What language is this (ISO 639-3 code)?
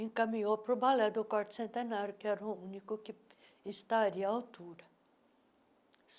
por